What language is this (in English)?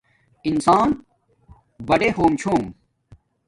Domaaki